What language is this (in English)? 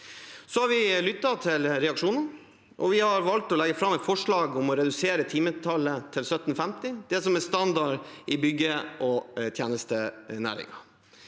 Norwegian